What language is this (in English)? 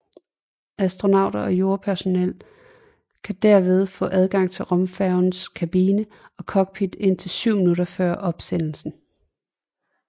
Danish